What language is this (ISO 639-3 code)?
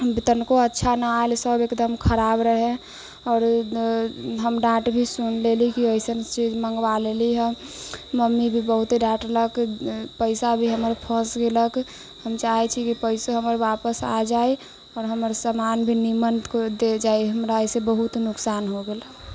mai